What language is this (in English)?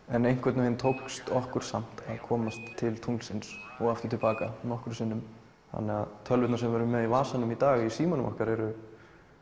Icelandic